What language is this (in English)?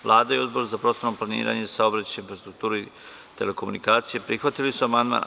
Serbian